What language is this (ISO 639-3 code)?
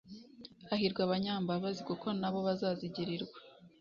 kin